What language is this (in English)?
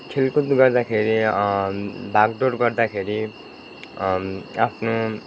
Nepali